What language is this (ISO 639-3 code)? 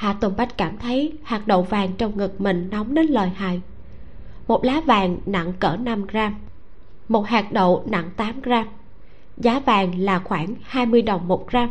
vie